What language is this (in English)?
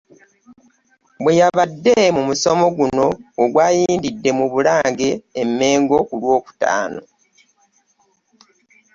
Ganda